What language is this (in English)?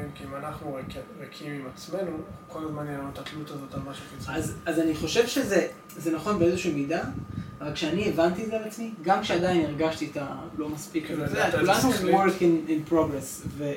Hebrew